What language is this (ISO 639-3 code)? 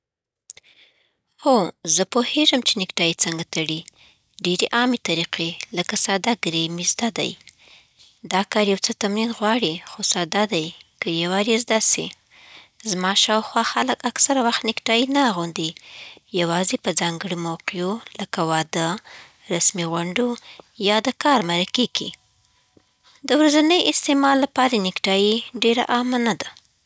pbt